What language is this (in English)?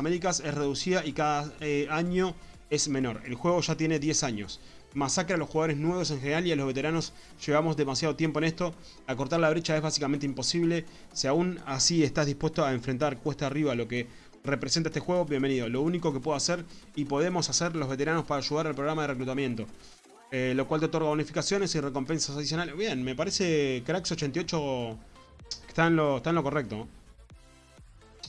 Spanish